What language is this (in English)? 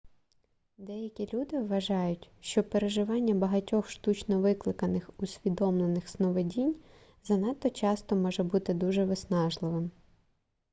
Ukrainian